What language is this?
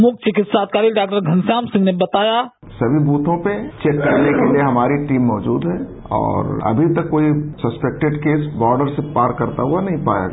Hindi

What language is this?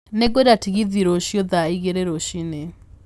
Kikuyu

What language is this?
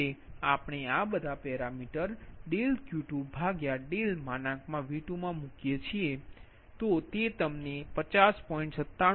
Gujarati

